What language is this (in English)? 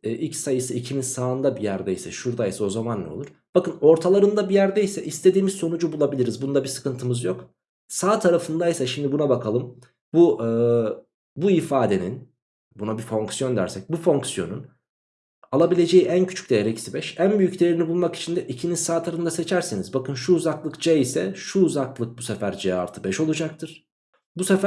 Turkish